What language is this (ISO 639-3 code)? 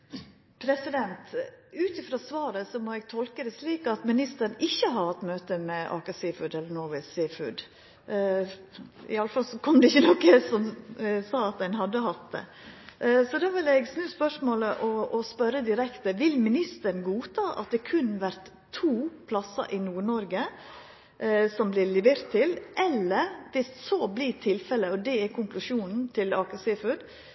nno